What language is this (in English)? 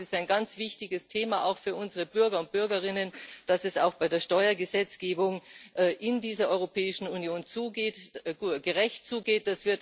German